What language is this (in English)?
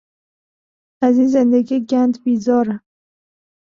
Persian